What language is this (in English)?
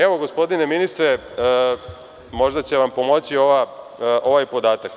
Serbian